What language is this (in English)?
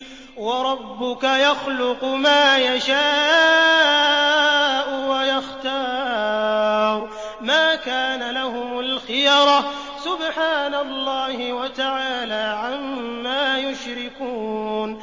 Arabic